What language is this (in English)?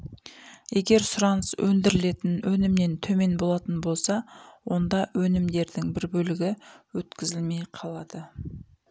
Kazakh